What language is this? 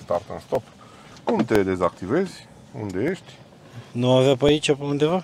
Romanian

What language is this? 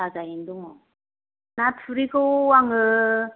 Bodo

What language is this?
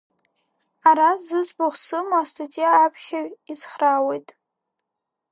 Abkhazian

